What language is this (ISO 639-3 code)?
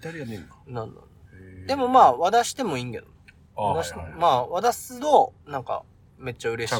jpn